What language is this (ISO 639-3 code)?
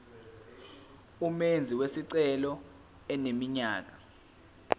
zul